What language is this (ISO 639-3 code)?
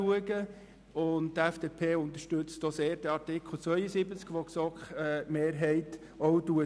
gsw